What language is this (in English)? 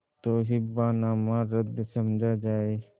Hindi